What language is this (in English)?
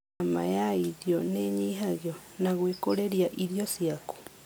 Kikuyu